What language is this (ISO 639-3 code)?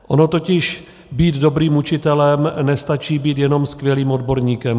ces